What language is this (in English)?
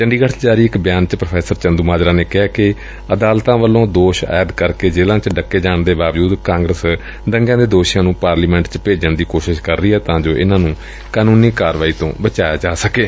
Punjabi